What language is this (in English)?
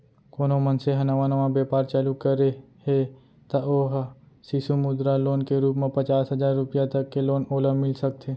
Chhattisgarhi